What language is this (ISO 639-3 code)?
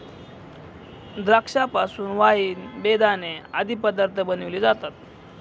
mar